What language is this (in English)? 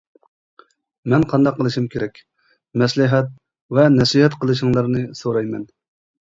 Uyghur